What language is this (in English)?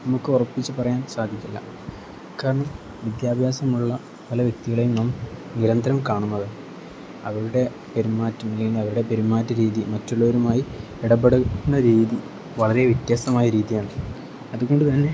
Malayalam